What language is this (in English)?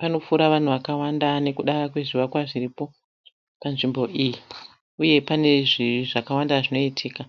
Shona